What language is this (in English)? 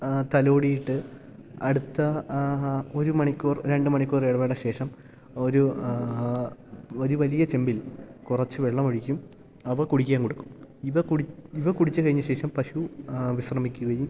Malayalam